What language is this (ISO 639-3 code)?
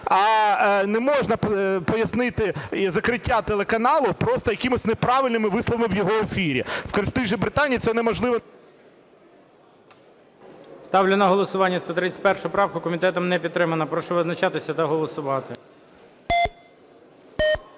ukr